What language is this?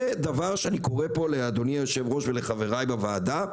Hebrew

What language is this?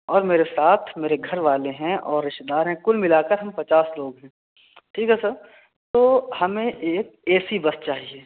Urdu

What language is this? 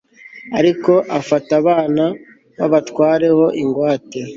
Kinyarwanda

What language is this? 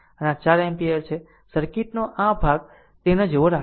Gujarati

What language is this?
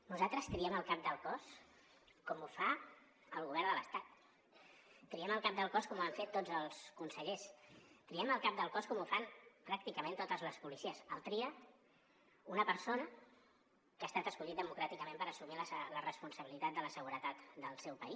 Catalan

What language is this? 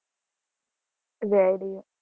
Gujarati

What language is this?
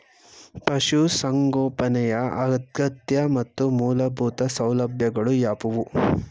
Kannada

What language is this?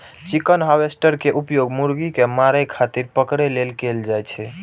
Maithili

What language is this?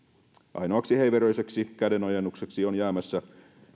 Finnish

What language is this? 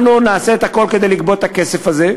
Hebrew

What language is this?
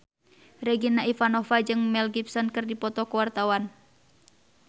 Sundanese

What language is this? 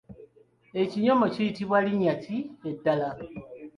Ganda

